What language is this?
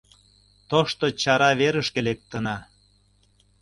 Mari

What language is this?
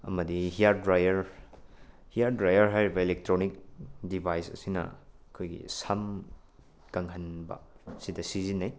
Manipuri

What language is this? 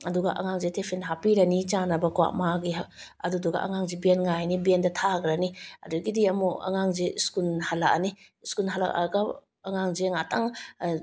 Manipuri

